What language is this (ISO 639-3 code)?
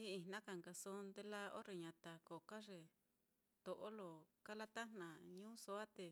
vmm